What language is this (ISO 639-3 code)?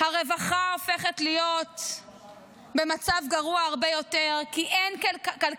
heb